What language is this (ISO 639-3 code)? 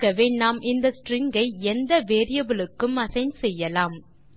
tam